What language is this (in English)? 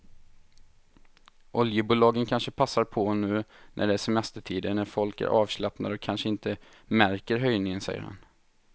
Swedish